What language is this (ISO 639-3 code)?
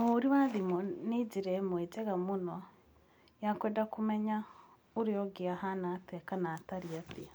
kik